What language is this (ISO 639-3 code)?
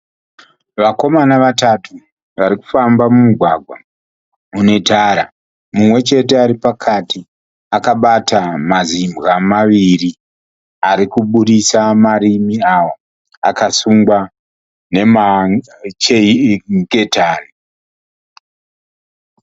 sna